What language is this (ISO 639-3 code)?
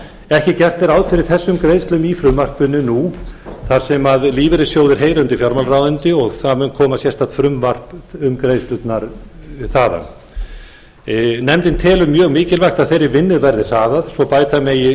isl